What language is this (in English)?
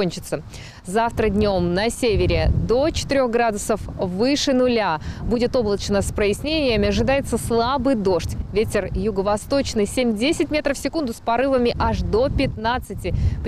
Russian